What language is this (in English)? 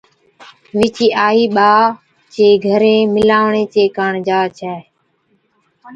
Od